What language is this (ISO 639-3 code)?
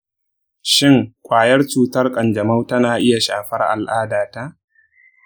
hau